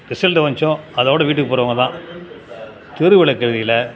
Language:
Tamil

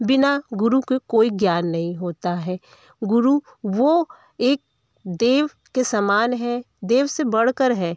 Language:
Hindi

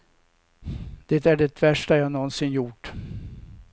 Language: Swedish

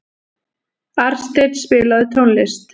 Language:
Icelandic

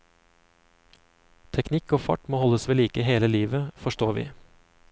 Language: Norwegian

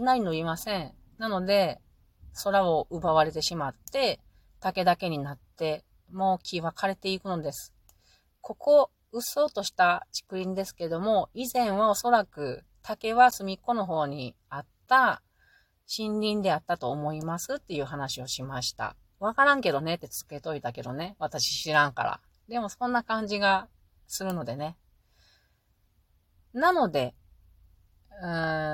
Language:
Japanese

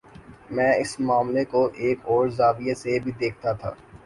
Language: Urdu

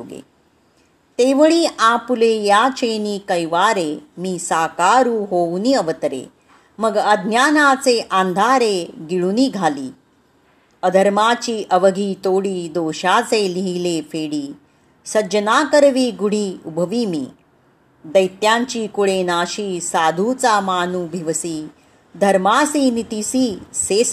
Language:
Marathi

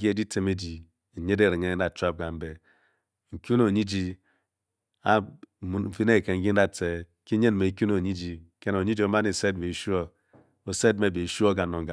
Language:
Bokyi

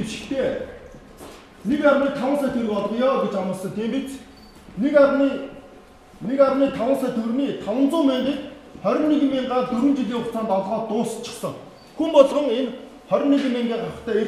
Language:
Turkish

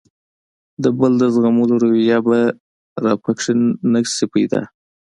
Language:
Pashto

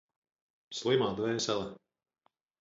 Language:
Latvian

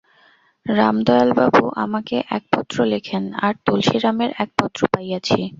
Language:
Bangla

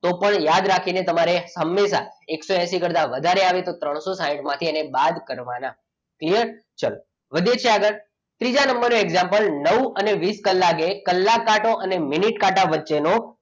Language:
Gujarati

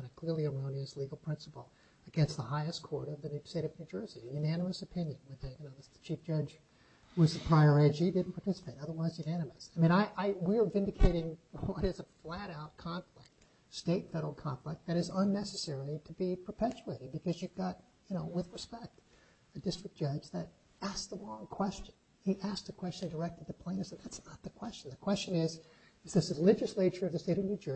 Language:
English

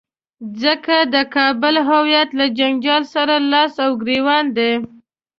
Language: Pashto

